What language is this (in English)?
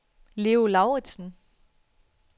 Danish